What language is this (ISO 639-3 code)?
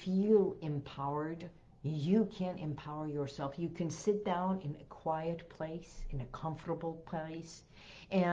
eng